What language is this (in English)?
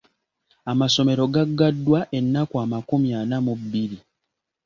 Ganda